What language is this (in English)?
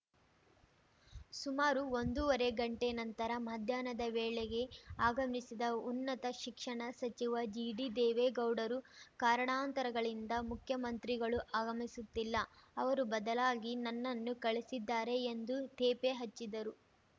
Kannada